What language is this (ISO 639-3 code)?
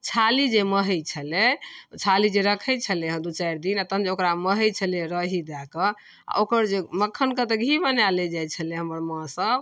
mai